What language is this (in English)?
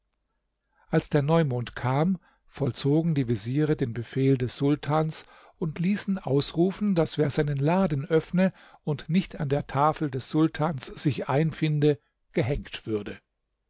German